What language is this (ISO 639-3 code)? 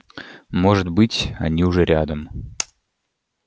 rus